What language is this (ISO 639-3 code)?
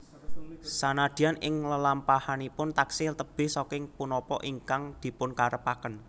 jav